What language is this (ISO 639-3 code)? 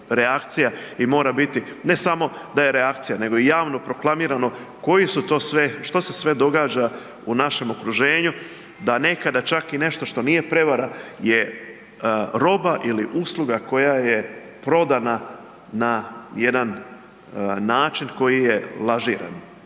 hrv